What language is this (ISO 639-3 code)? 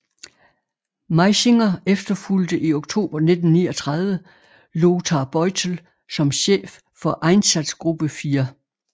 dan